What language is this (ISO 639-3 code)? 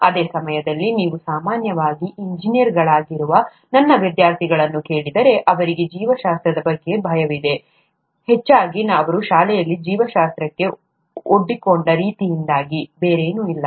kan